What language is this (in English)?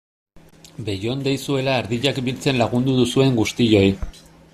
Basque